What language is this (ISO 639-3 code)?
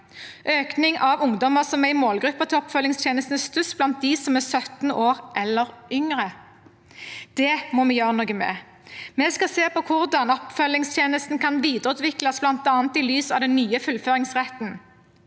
nor